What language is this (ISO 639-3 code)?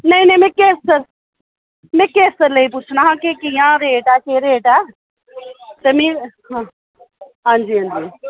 doi